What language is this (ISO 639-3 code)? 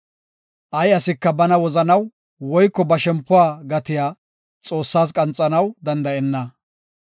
gof